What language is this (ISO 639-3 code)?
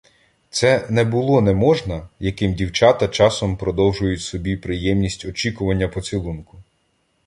ukr